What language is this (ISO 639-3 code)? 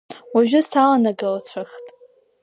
abk